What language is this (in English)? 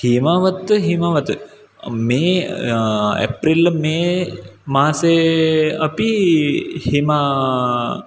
Sanskrit